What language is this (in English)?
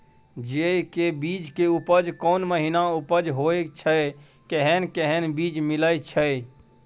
Maithili